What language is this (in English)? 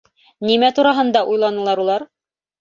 Bashkir